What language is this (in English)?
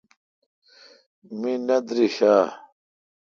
Kalkoti